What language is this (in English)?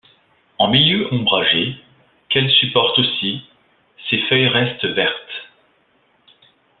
French